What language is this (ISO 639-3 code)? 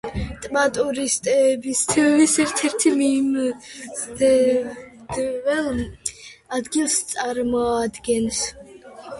kat